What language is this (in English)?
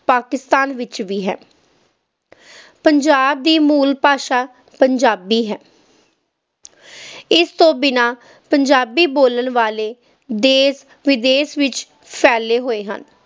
Punjabi